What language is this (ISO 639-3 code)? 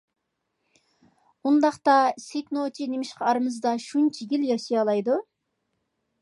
uig